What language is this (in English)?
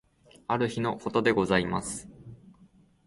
Japanese